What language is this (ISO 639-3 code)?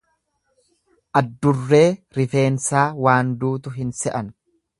orm